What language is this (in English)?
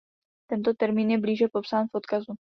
Czech